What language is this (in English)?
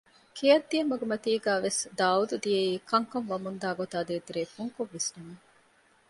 Divehi